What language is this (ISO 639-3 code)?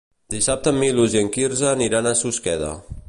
cat